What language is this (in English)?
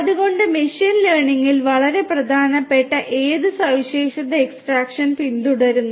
Malayalam